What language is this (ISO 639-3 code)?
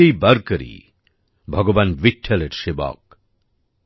ben